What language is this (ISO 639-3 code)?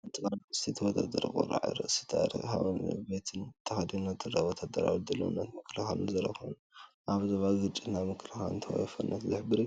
tir